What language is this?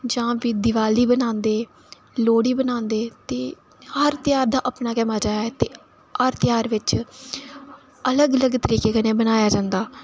Dogri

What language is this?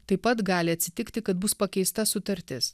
Lithuanian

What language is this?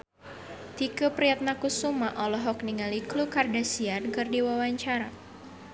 Sundanese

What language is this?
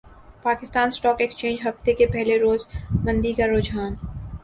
Urdu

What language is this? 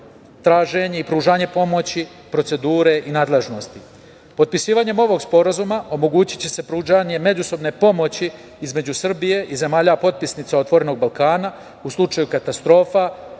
Serbian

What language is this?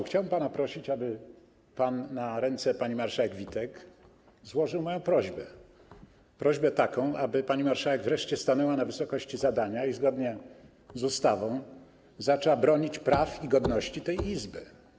Polish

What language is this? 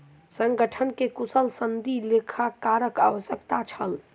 Maithili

